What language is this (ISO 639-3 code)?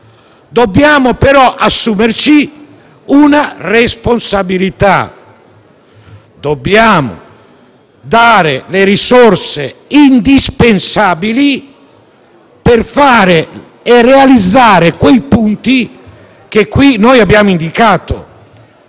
ita